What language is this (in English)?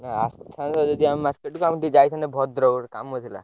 Odia